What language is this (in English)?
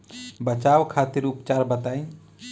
Bhojpuri